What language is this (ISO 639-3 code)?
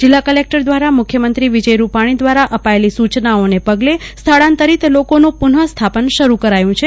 guj